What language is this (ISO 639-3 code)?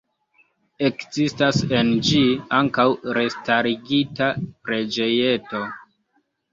epo